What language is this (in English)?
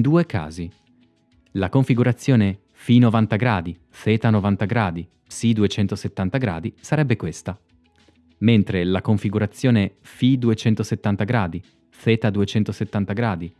Italian